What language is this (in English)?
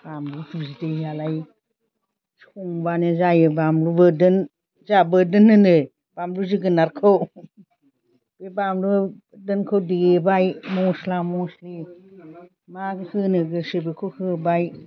Bodo